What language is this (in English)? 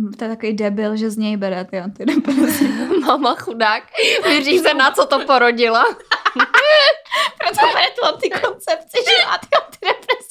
Czech